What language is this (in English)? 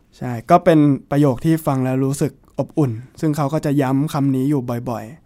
Thai